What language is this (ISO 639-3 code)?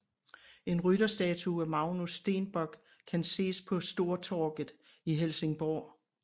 dan